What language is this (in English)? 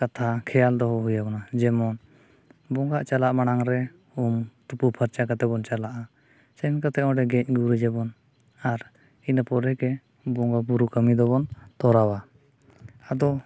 Santali